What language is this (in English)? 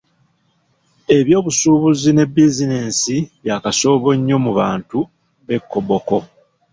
Ganda